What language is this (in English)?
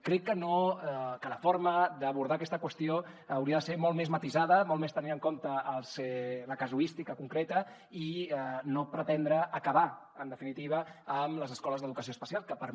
Catalan